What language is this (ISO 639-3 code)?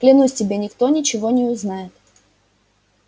rus